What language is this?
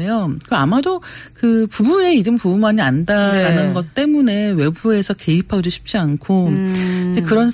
Korean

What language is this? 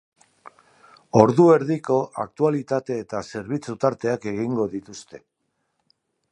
Basque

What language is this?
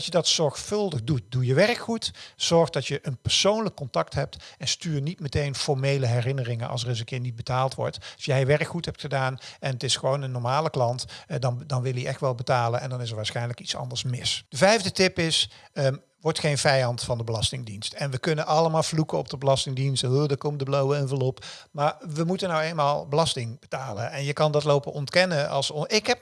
Dutch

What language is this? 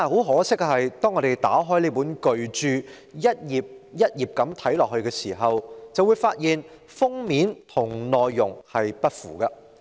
Cantonese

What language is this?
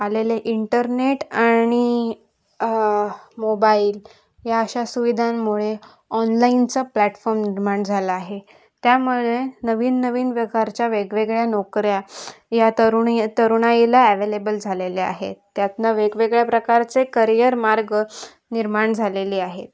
Marathi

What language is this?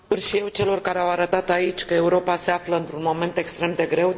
Romanian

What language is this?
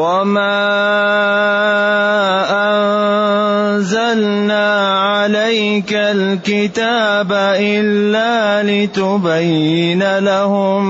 Arabic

